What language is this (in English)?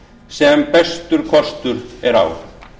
Icelandic